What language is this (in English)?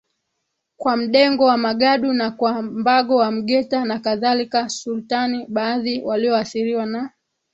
Swahili